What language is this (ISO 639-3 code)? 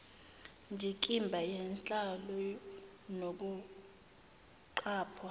zul